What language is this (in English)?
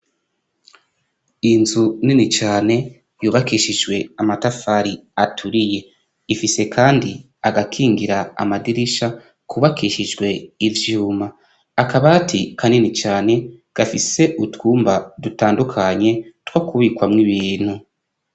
Rundi